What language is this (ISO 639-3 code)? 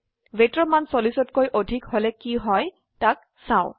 asm